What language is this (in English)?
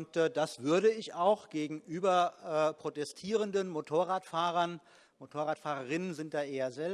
German